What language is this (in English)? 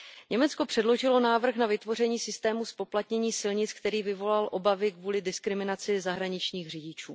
Czech